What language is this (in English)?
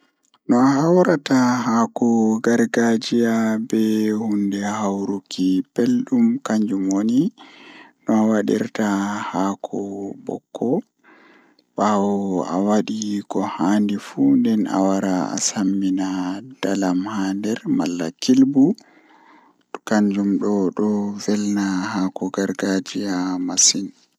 Fula